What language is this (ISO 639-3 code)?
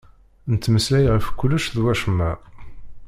kab